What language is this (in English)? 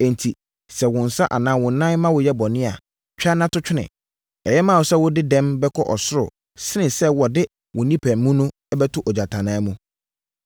Akan